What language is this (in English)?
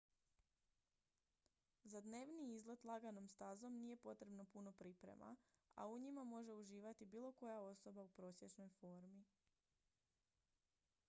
Croatian